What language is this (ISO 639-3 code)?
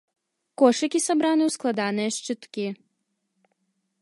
bel